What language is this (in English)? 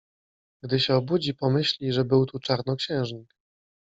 Polish